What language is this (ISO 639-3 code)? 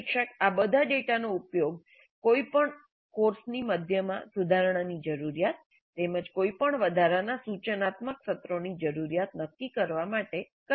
guj